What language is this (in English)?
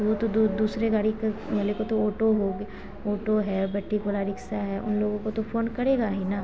Hindi